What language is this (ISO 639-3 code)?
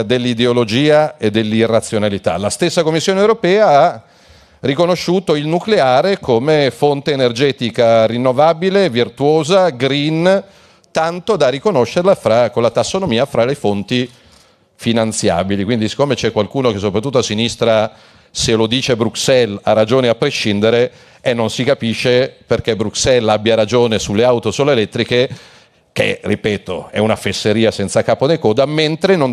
ita